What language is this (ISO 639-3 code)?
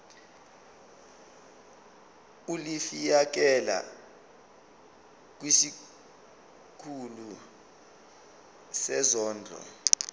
zul